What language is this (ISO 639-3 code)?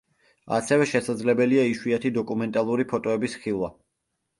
kat